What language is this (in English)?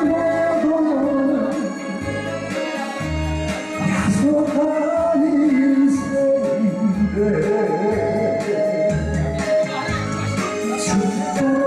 Arabic